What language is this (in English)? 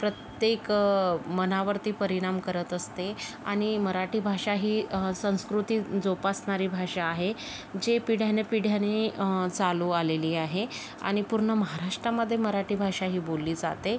Marathi